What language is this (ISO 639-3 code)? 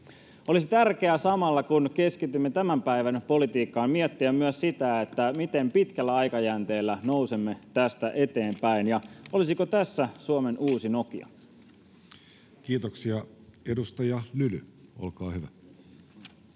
fin